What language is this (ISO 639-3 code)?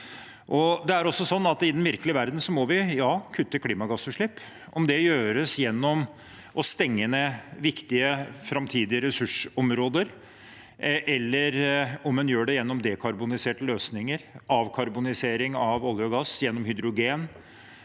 nor